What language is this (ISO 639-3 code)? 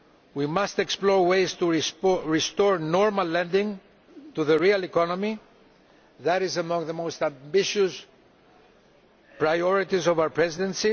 eng